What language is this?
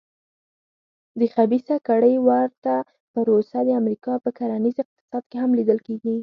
Pashto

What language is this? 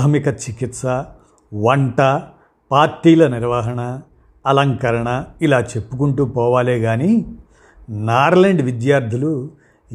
Telugu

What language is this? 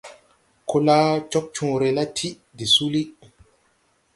Tupuri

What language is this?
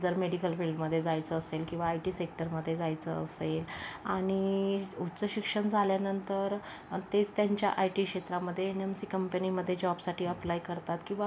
Marathi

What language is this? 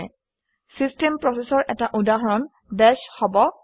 Assamese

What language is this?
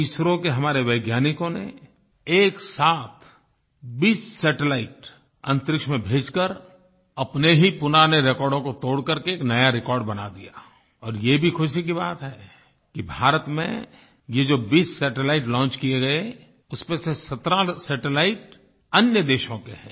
Hindi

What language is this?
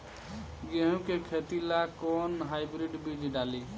Bhojpuri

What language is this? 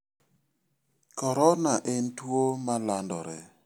Luo (Kenya and Tanzania)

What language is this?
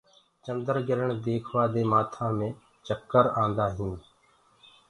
Gurgula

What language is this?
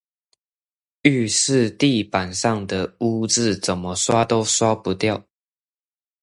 Chinese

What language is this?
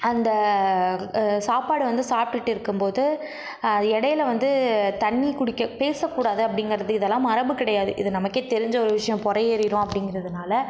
Tamil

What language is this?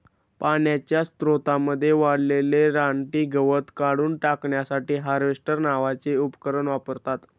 Marathi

